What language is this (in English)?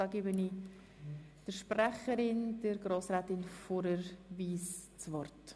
Swiss German